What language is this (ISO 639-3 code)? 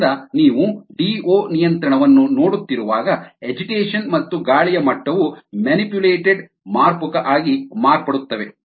kan